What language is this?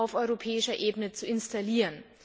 German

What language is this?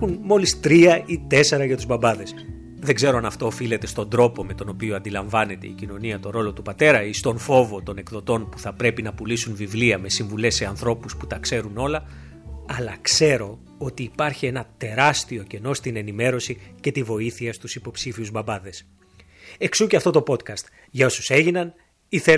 Greek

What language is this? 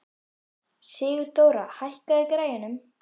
Icelandic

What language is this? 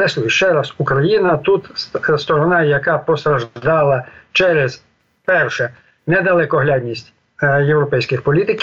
Ukrainian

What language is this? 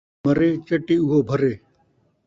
Saraiki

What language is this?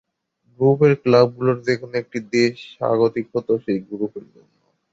Bangla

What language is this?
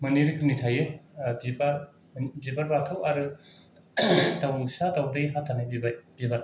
Bodo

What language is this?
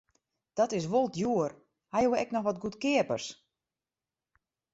Western Frisian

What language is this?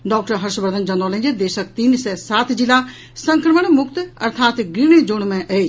Maithili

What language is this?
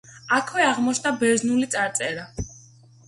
Georgian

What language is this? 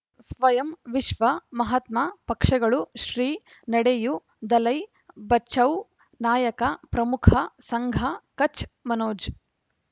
Kannada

